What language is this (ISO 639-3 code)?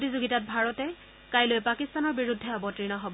asm